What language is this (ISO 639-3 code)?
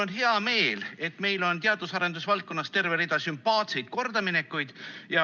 est